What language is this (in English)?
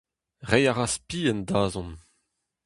Breton